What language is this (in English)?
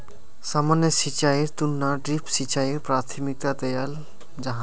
Magahi